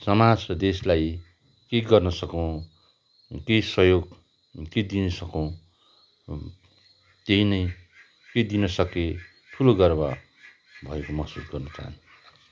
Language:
Nepali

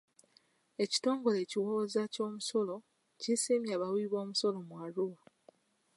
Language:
Ganda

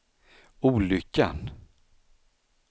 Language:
Swedish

